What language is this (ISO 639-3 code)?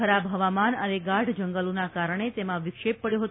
guj